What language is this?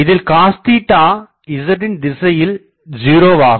Tamil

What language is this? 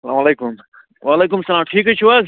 Kashmiri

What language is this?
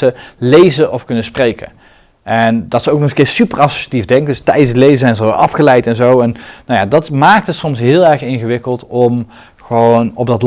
Dutch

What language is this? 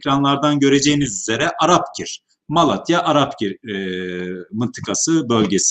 Turkish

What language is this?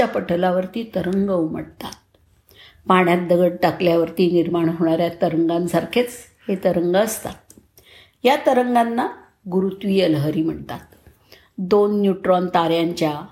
Marathi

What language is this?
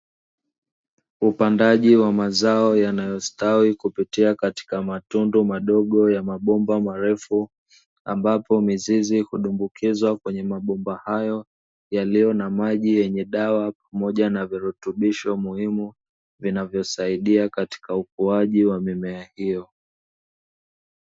Swahili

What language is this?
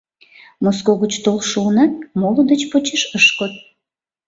Mari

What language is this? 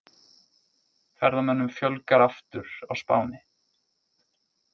Icelandic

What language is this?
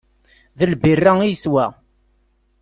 Kabyle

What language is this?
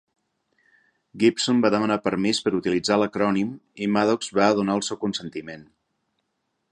Catalan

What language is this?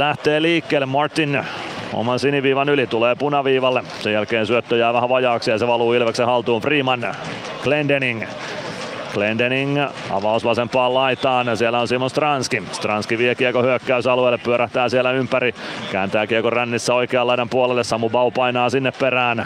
Finnish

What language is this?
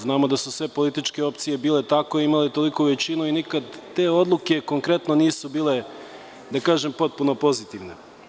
Serbian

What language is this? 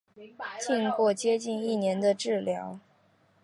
Chinese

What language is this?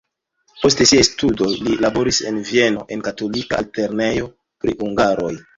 Esperanto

